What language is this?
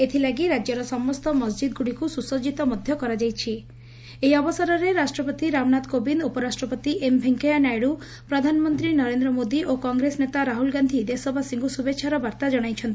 Odia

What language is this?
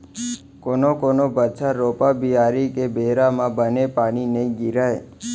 Chhattisgarhi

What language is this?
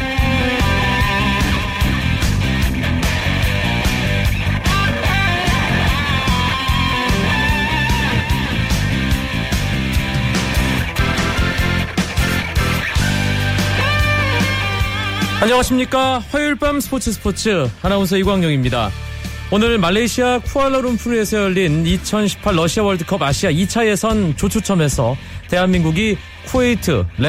Korean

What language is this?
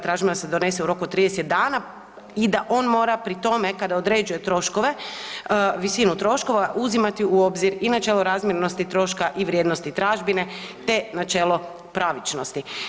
Croatian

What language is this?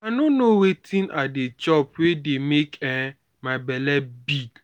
Nigerian Pidgin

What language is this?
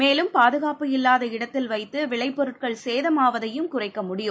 Tamil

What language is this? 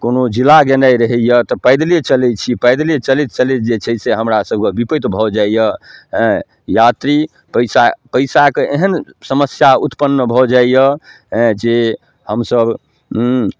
Maithili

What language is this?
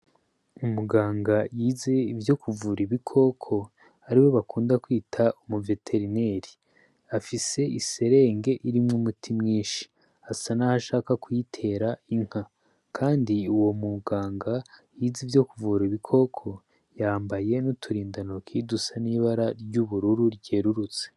Rundi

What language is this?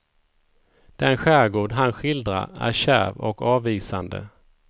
Swedish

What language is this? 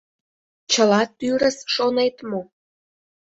Mari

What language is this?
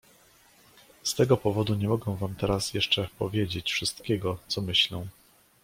Polish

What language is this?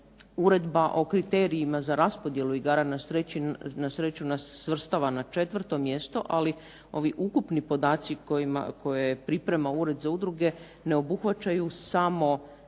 Croatian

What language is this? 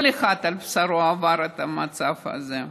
Hebrew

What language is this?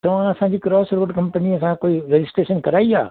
Sindhi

